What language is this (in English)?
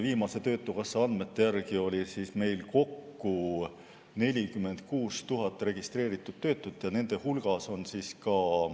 Estonian